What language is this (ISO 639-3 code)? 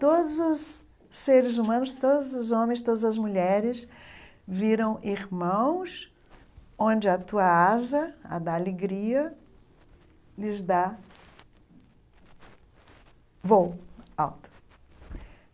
por